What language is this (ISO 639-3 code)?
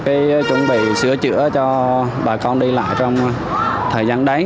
vie